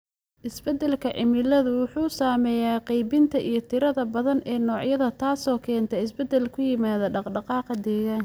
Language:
Somali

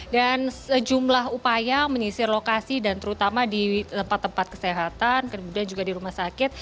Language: Indonesian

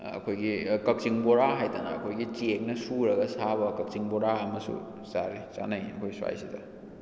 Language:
Manipuri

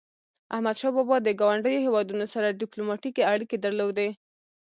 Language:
Pashto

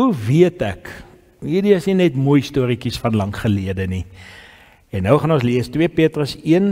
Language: Dutch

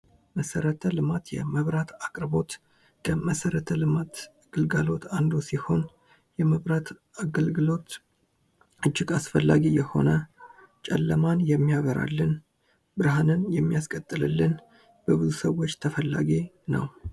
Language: Amharic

